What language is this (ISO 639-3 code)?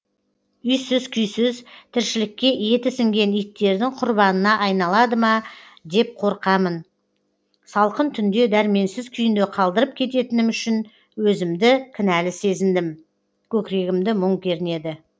kaz